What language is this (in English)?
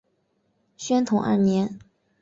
Chinese